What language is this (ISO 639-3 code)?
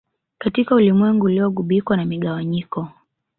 swa